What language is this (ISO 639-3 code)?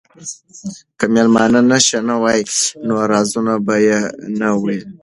pus